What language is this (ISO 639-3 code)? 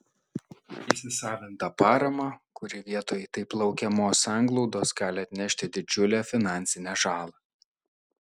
lit